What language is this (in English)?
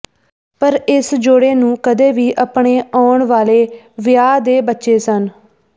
Punjabi